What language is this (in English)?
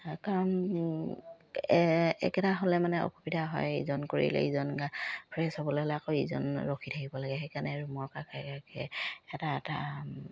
Assamese